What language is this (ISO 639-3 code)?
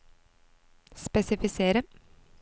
nor